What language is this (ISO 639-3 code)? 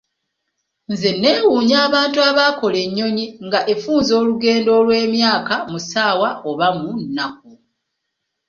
lug